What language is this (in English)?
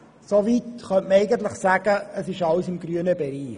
Swiss German